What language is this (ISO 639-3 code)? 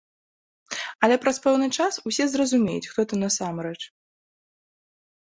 bel